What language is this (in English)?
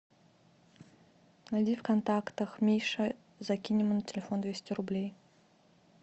Russian